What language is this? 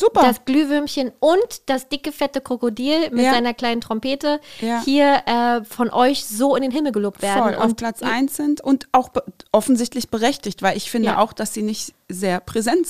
German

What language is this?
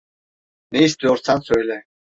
Turkish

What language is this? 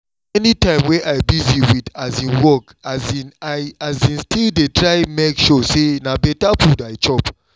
Nigerian Pidgin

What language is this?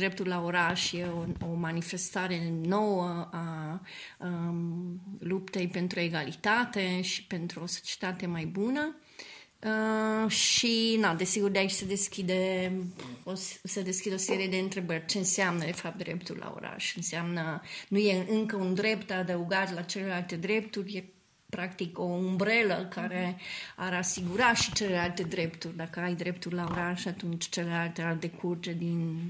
Romanian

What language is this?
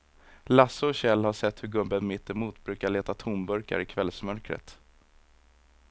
Swedish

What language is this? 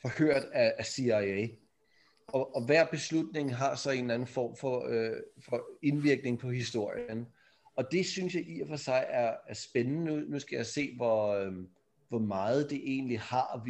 Danish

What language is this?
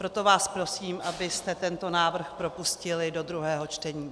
Czech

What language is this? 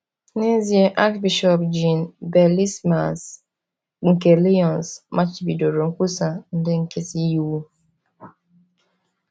Igbo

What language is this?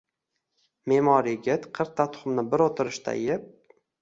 Uzbek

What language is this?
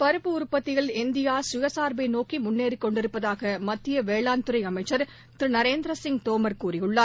Tamil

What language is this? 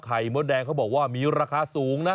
Thai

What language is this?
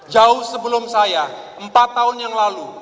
Indonesian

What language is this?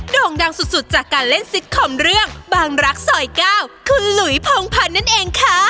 Thai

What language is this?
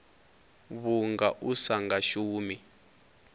Venda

